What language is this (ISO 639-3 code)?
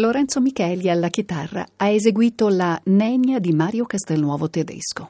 ita